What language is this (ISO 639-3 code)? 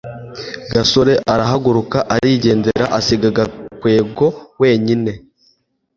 kin